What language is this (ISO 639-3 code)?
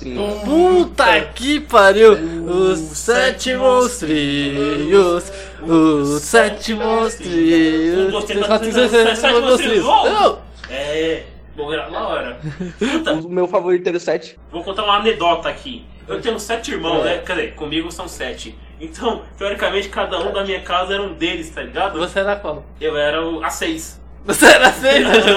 por